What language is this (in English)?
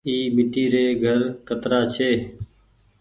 Goaria